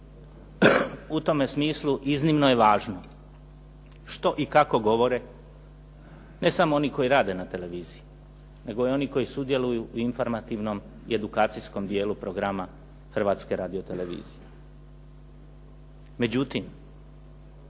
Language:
Croatian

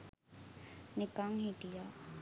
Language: Sinhala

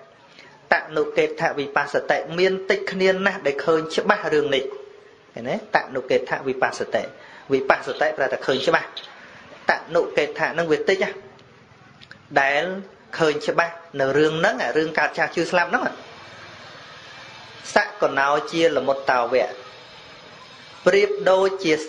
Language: Vietnamese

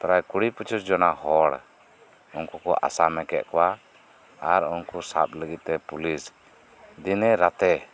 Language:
Santali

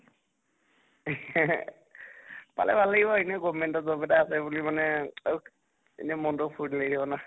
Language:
Assamese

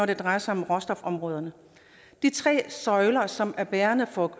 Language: Danish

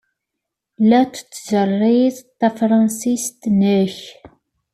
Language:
Kabyle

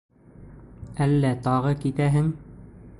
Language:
Bashkir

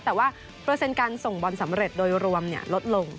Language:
Thai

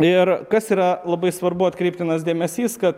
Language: Lithuanian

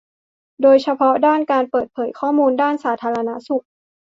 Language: Thai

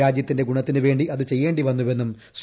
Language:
Malayalam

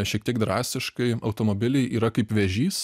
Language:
Lithuanian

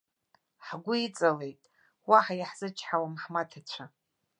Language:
Abkhazian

